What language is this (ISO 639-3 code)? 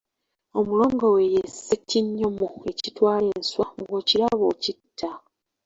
lug